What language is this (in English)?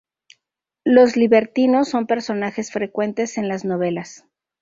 Spanish